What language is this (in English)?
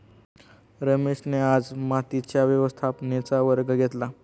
Marathi